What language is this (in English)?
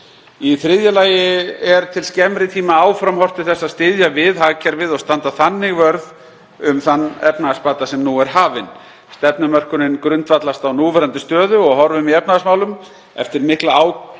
Icelandic